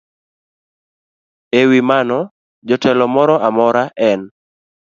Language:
Luo (Kenya and Tanzania)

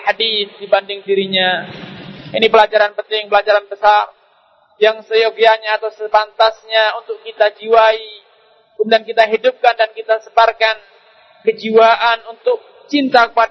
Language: Malay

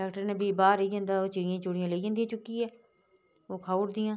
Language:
Dogri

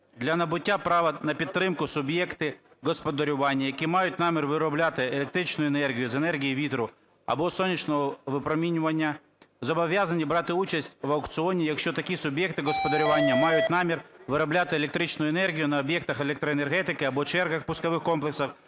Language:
Ukrainian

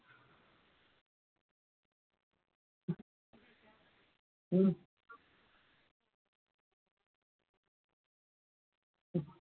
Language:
Dogri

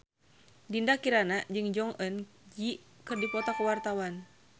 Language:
Sundanese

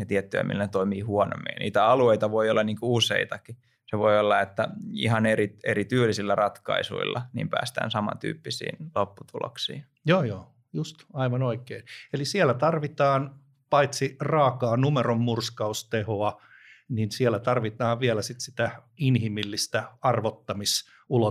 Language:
Finnish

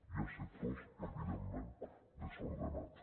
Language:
Catalan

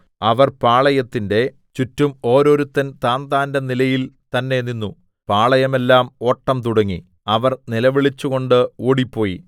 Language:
Malayalam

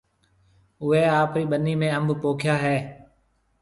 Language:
Marwari (Pakistan)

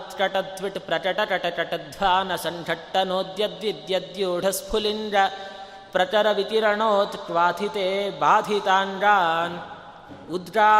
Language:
Kannada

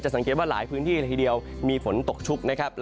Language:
Thai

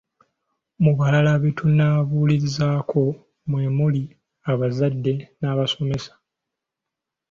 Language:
Ganda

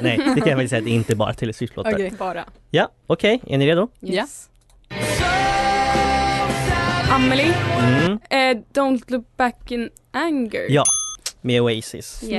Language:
Swedish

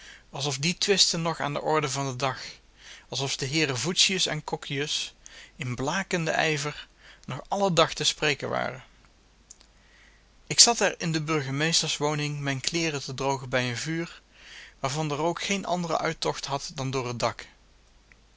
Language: Dutch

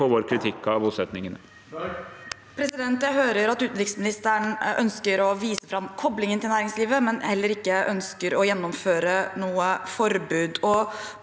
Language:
Norwegian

